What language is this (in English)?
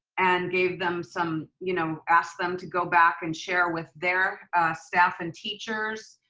English